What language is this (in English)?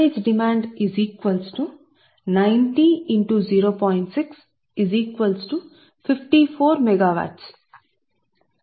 Telugu